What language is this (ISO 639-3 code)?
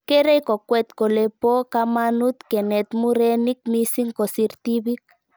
kln